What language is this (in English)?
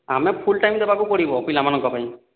Odia